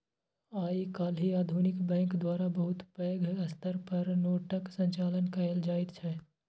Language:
Maithili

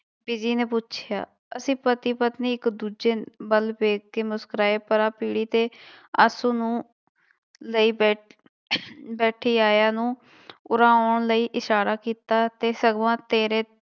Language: Punjabi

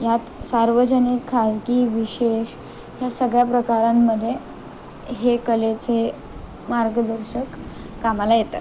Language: Marathi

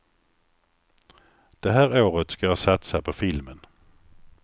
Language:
Swedish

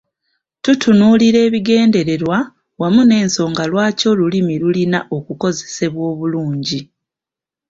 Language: Ganda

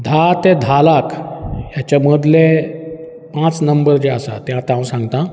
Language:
Konkani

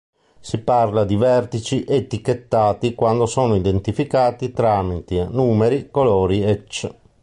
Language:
Italian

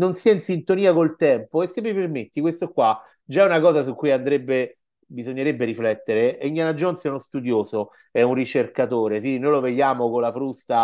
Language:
Italian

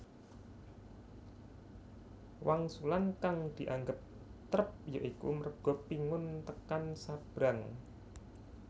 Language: Javanese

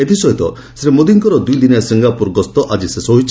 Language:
Odia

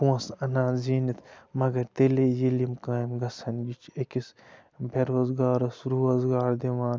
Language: Kashmiri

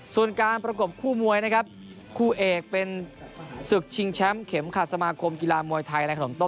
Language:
Thai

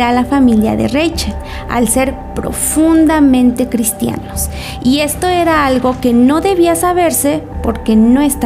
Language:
Spanish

